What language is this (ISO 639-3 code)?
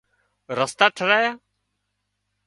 kxp